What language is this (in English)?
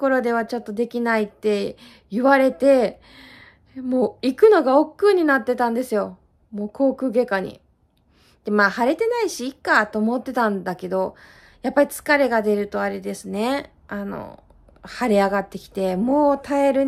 Japanese